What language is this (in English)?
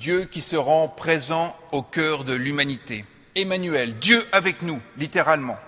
French